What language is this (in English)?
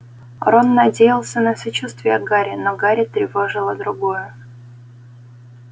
Russian